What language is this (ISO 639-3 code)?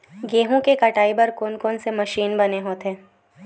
hne